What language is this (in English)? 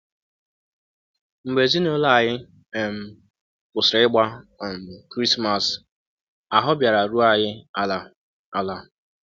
Igbo